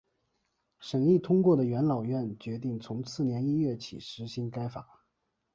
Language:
Chinese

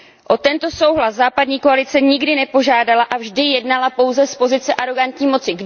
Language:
Czech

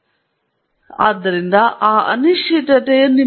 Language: Kannada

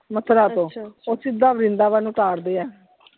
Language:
Punjabi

